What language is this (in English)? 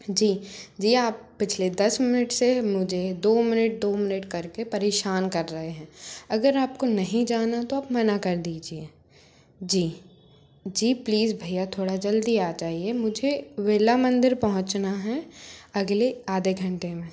Hindi